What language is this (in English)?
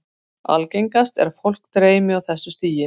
Icelandic